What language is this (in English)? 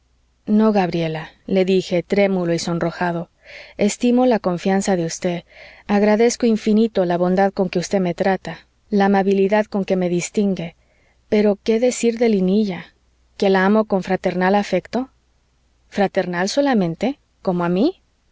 Spanish